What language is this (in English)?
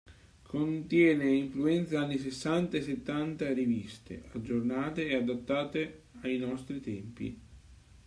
Italian